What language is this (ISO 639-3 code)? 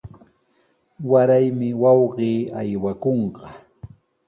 qws